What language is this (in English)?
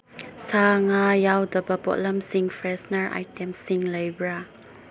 Manipuri